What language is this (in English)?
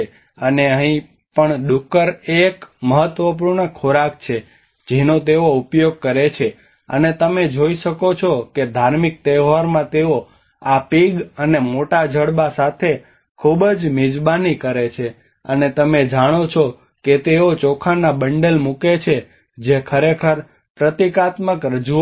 Gujarati